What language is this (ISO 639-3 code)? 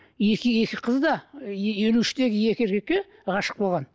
kaz